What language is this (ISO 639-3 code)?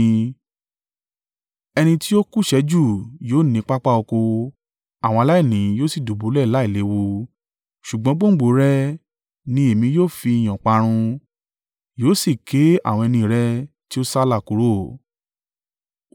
yor